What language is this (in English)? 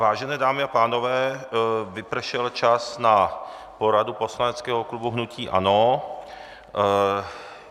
Czech